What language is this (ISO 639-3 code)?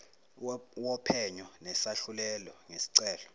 zul